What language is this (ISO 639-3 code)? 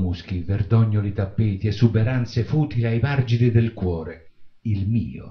ita